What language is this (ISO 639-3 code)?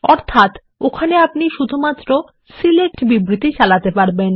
ben